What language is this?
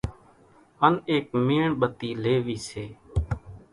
Kachi Koli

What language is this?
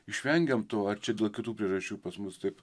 Lithuanian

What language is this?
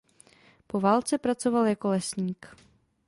Czech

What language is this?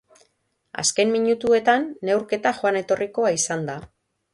Basque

